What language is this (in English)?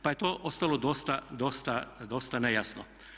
Croatian